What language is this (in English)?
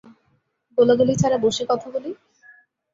Bangla